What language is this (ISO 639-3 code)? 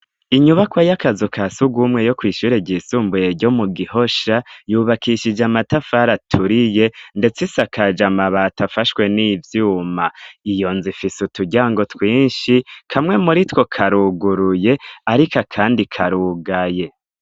run